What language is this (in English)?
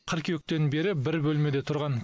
Kazakh